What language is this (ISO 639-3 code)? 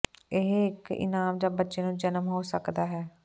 pan